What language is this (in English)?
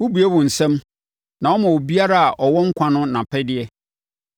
Akan